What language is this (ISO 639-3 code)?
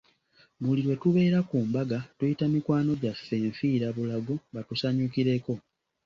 lug